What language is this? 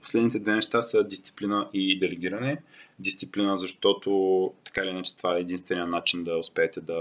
Bulgarian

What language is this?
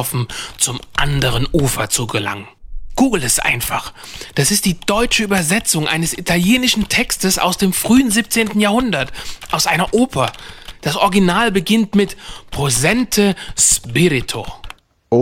German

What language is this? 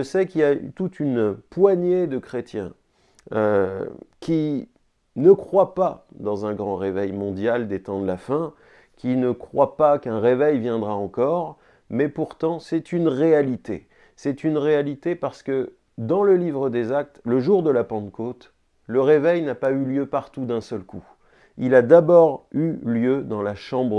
French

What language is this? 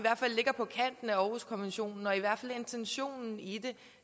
Danish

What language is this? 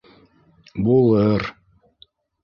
Bashkir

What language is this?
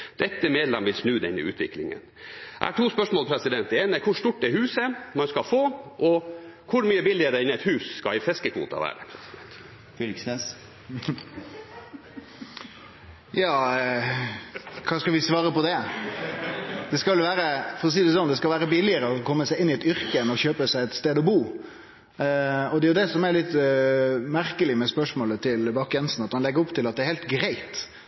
Norwegian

